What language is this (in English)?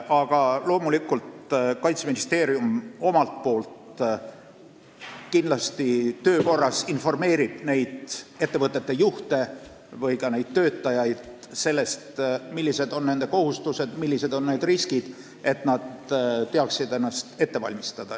Estonian